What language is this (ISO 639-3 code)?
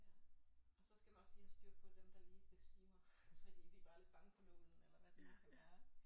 dan